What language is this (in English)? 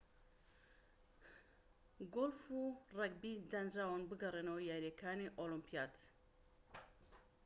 Central Kurdish